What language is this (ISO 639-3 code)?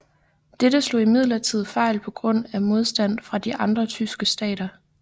dan